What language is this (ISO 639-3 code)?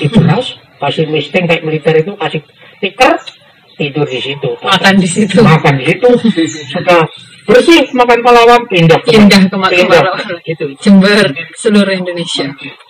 ind